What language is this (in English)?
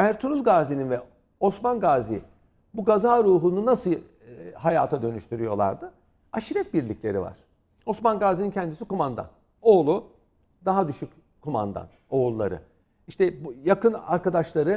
Turkish